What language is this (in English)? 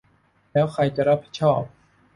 Thai